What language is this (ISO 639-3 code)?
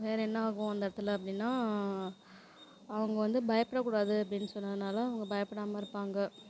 tam